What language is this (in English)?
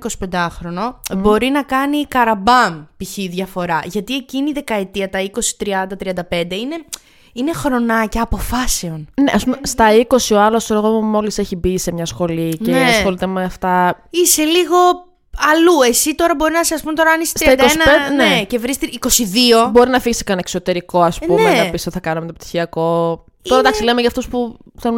Greek